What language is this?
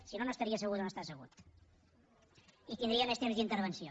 Catalan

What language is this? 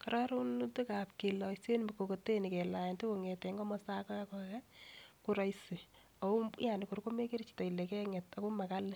Kalenjin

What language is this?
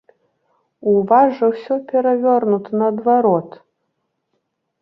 Belarusian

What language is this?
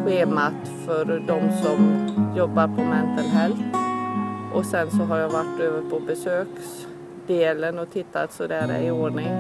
Swedish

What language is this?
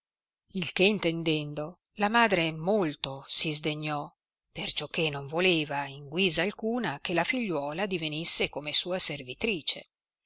Italian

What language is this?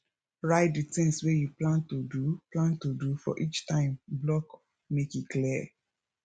Nigerian Pidgin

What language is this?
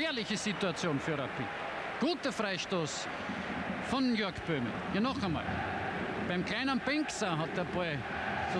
German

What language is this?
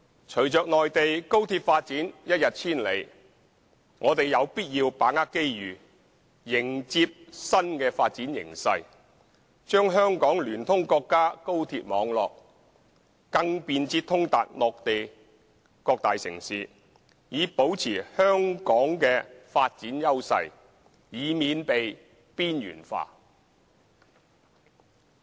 Cantonese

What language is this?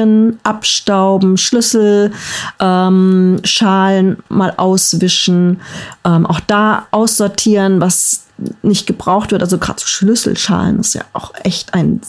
German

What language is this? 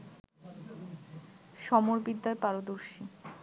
Bangla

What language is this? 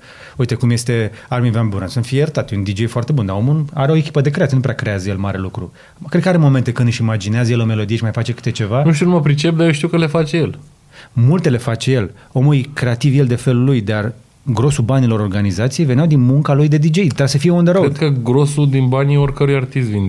Romanian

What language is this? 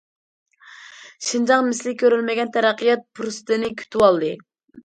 Uyghur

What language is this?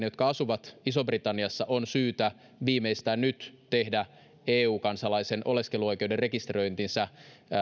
Finnish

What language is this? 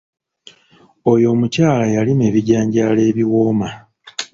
Ganda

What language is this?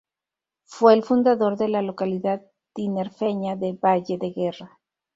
Spanish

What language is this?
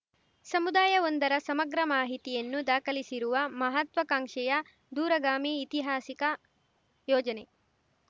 Kannada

